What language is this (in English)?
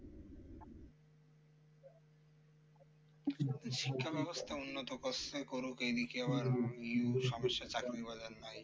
Bangla